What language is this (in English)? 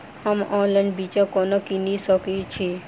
Maithili